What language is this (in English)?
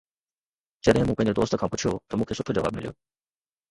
Sindhi